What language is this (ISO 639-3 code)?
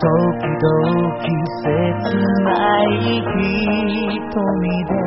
spa